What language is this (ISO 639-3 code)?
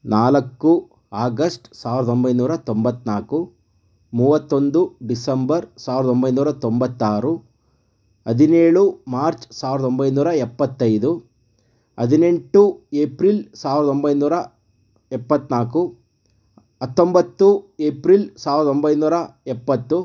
kan